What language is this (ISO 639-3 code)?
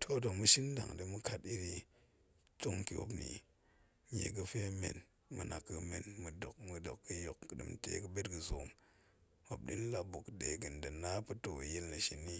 ank